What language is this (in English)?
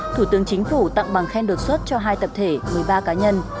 Vietnamese